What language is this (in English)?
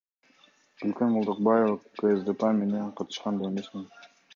Kyrgyz